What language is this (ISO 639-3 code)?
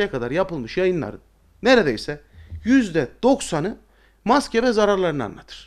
tur